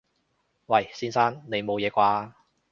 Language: Cantonese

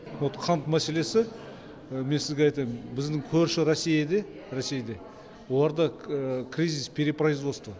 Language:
Kazakh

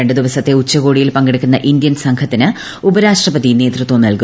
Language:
Malayalam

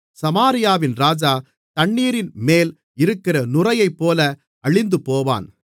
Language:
Tamil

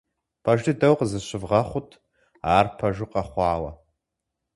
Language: Kabardian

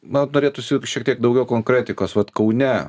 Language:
Lithuanian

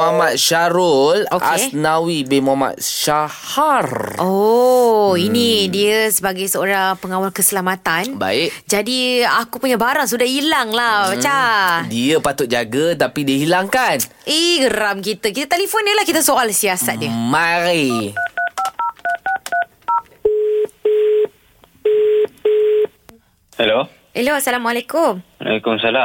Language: Malay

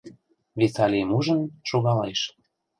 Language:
Mari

